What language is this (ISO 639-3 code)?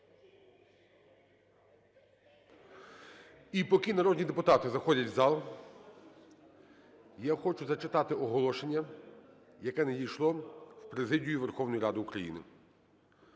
ukr